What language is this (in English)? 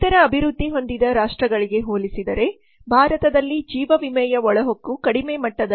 Kannada